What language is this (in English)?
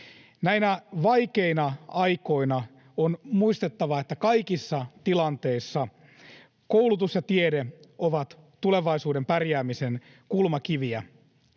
Finnish